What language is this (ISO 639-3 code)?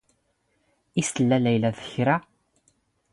zgh